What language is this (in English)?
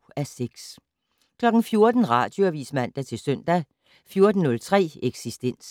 Danish